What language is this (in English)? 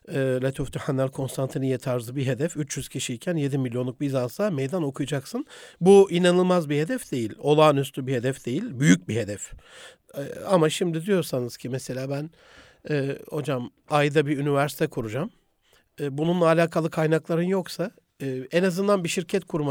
Turkish